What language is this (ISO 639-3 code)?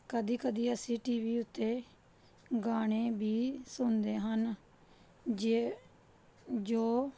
pan